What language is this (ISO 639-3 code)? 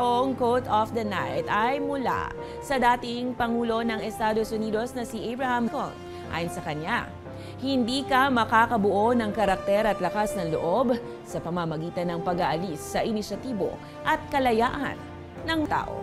fil